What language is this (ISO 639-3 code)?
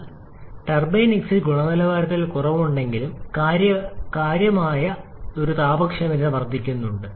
mal